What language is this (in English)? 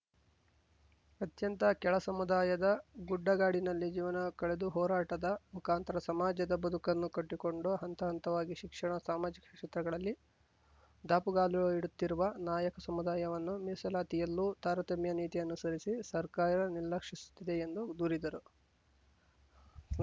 Kannada